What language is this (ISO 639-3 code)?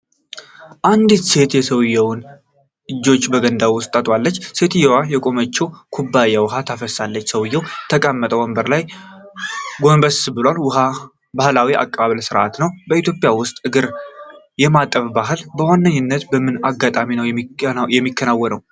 amh